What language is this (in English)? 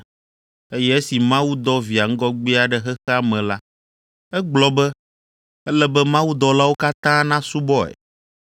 Ewe